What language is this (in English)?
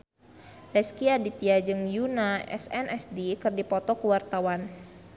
Sundanese